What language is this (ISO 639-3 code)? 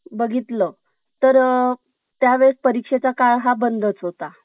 mar